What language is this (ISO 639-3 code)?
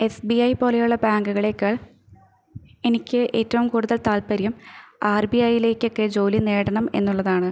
mal